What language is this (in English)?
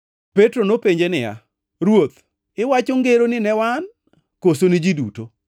Luo (Kenya and Tanzania)